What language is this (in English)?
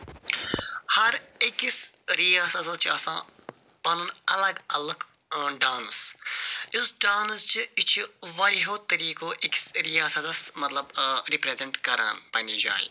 Kashmiri